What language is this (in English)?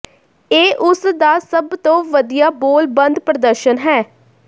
Punjabi